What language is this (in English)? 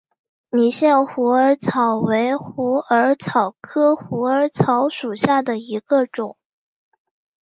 Chinese